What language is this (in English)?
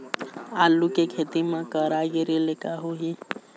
Chhattisgarhi